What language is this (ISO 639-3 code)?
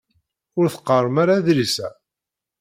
kab